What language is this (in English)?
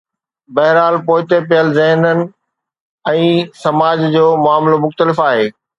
Sindhi